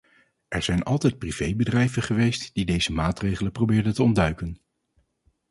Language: Dutch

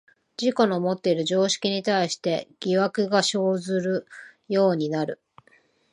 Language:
Japanese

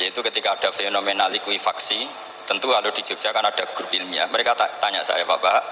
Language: Indonesian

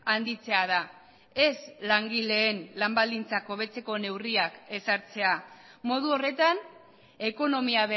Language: Basque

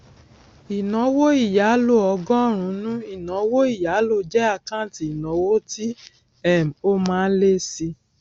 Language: Yoruba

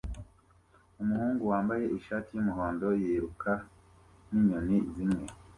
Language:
Kinyarwanda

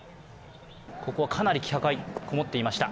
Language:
Japanese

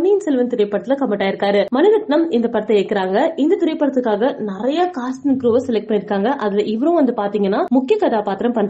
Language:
Tamil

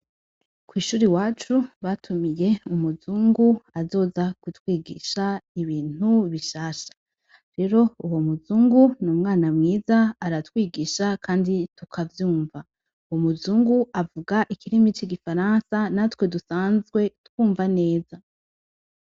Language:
Rundi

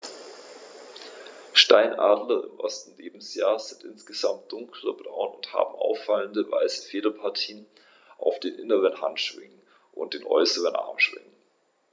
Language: German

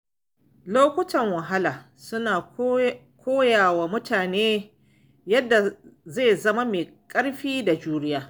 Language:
Hausa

